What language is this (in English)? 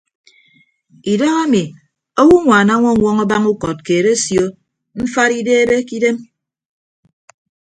Ibibio